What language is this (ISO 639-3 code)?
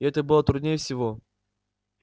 rus